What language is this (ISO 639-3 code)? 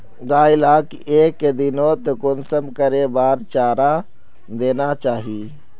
mag